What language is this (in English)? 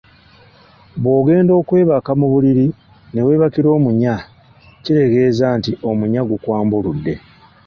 Ganda